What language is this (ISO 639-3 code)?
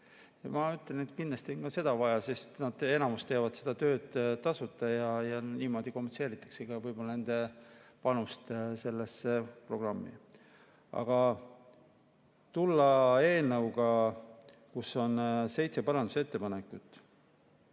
est